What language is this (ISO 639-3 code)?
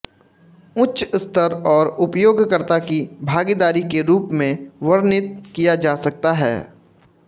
hin